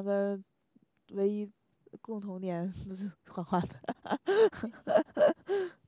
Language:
Chinese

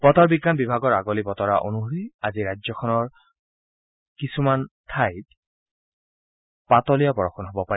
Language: Assamese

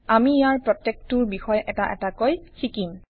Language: Assamese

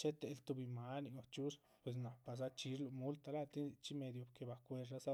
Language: Chichicapan Zapotec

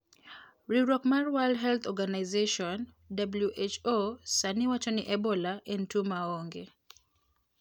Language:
Luo (Kenya and Tanzania)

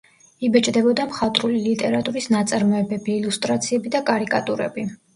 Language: Georgian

